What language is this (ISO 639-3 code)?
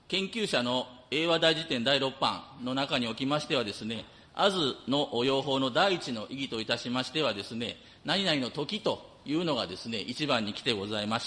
jpn